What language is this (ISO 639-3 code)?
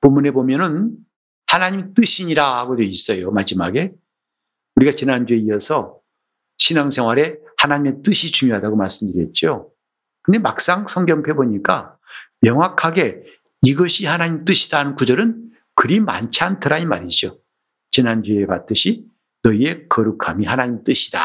kor